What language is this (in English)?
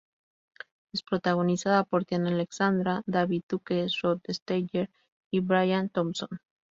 Spanish